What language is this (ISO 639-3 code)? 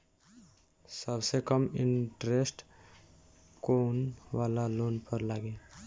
bho